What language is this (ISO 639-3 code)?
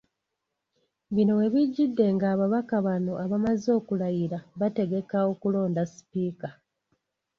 lug